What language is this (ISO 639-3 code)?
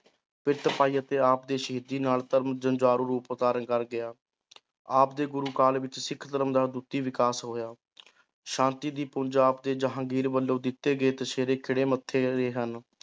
pan